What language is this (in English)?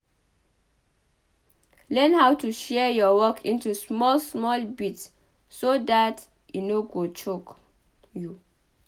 Nigerian Pidgin